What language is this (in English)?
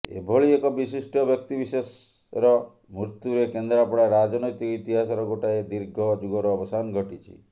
Odia